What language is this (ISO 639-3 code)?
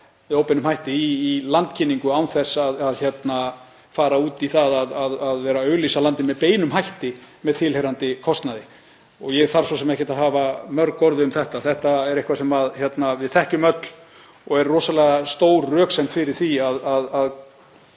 isl